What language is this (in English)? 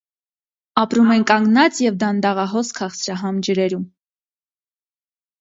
Armenian